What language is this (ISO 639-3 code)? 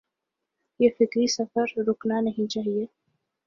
urd